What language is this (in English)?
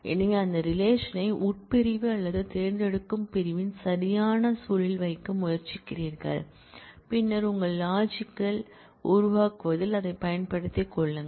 Tamil